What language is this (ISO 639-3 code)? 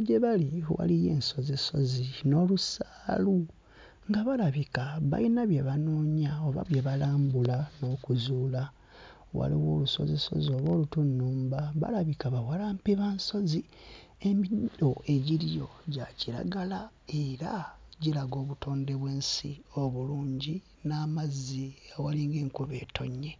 lug